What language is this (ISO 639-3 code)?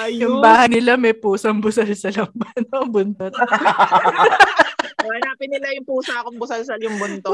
fil